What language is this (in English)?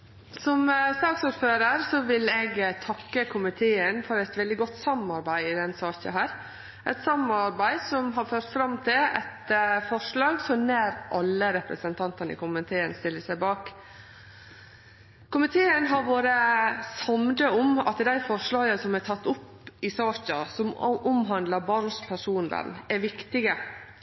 Norwegian Nynorsk